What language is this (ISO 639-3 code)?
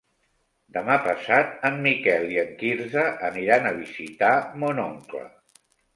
cat